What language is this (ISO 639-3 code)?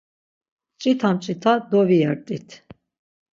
lzz